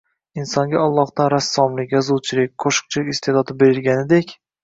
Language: Uzbek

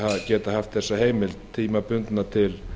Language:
Icelandic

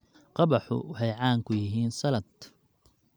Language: Somali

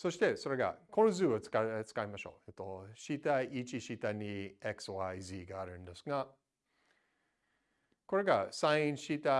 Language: Japanese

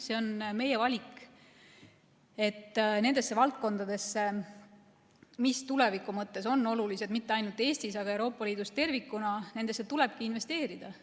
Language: Estonian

